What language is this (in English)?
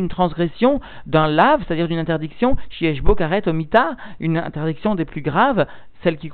French